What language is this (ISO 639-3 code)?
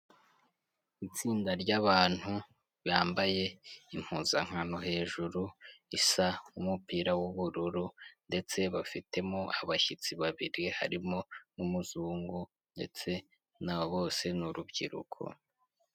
kin